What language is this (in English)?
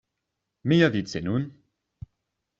Esperanto